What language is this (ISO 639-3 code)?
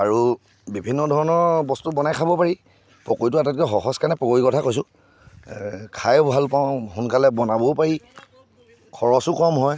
asm